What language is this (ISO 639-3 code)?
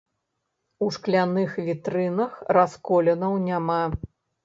bel